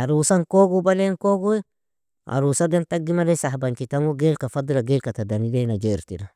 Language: Nobiin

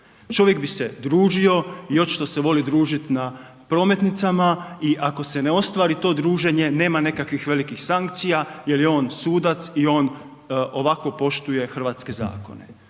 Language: Croatian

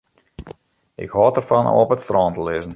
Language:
Western Frisian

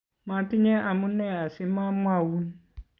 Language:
Kalenjin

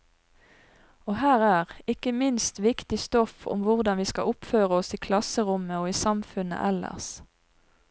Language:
Norwegian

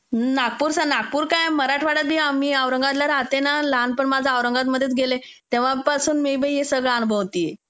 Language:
Marathi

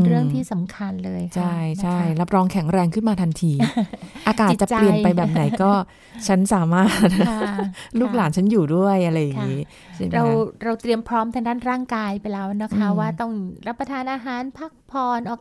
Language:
Thai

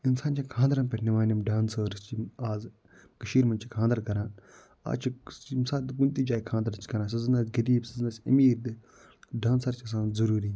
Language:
Kashmiri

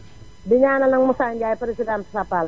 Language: Wolof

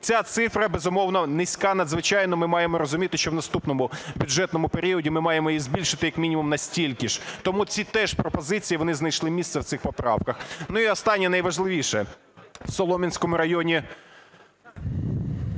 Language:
Ukrainian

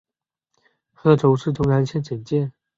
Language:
Chinese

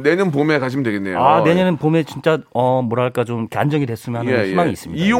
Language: Korean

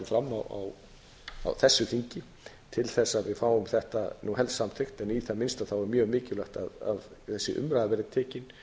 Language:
Icelandic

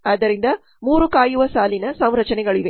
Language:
Kannada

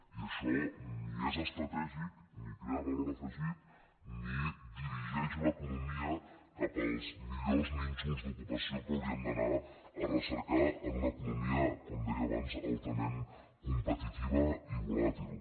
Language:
Catalan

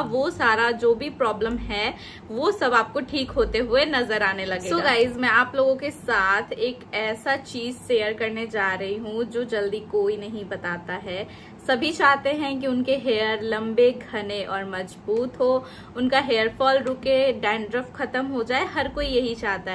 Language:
Hindi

